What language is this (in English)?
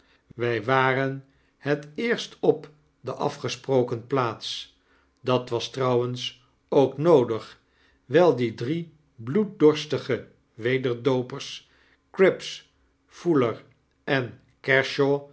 Dutch